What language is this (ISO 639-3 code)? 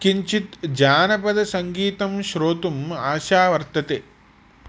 san